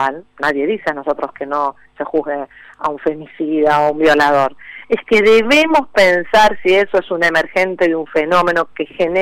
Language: Spanish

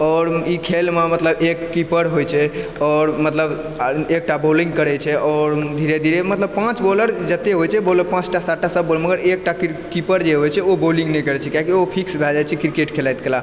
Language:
Maithili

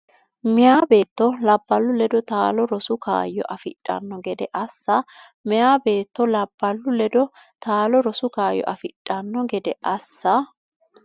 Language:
Sidamo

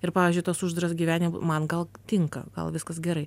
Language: Lithuanian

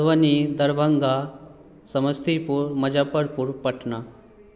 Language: Maithili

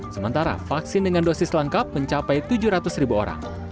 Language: Indonesian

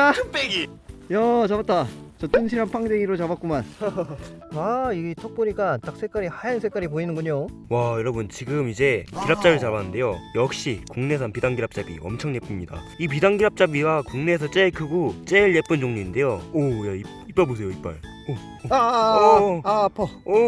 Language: Korean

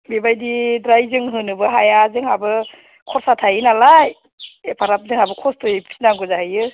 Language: Bodo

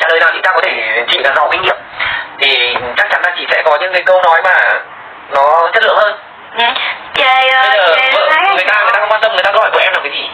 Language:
Vietnamese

